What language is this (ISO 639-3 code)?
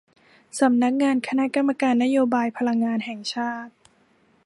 tha